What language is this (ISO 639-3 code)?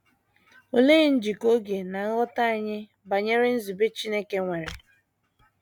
ibo